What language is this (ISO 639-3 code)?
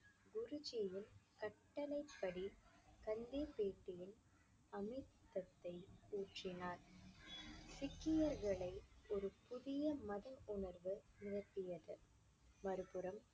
tam